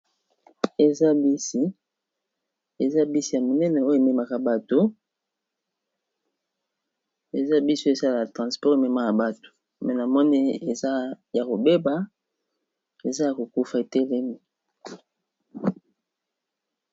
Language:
Lingala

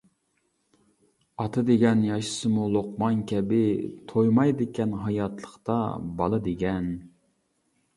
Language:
Uyghur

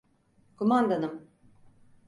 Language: Turkish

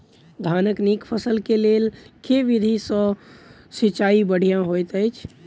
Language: Maithili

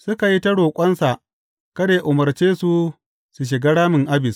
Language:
Hausa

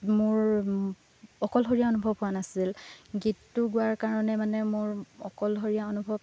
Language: Assamese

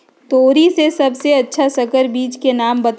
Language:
Magahi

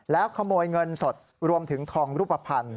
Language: Thai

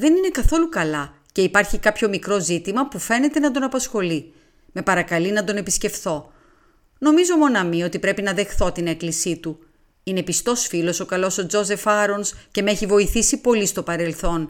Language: Greek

